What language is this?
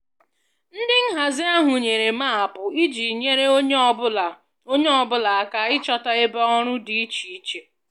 Igbo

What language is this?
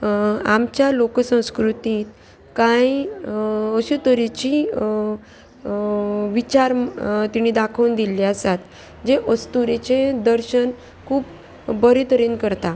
Konkani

